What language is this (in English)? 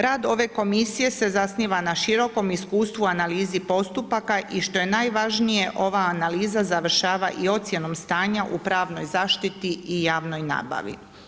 Croatian